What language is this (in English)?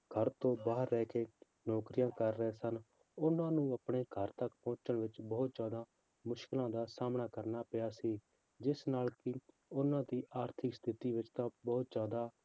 Punjabi